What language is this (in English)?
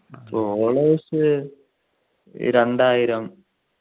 Malayalam